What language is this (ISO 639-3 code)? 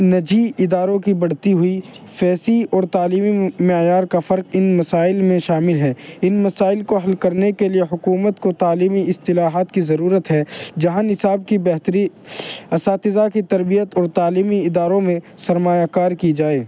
urd